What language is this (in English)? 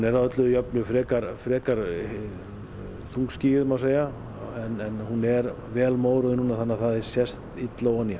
Icelandic